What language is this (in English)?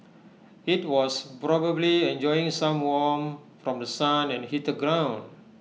English